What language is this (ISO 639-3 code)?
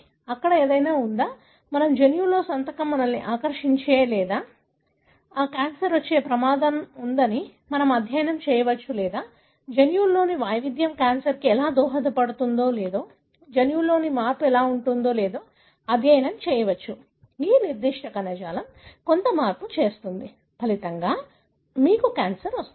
tel